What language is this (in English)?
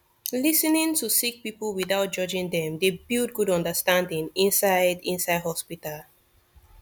Nigerian Pidgin